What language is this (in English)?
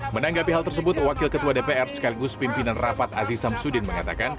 Indonesian